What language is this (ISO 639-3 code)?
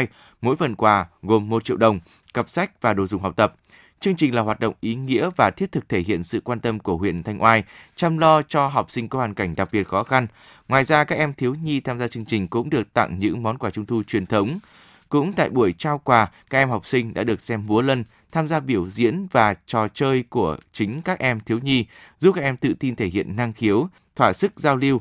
vie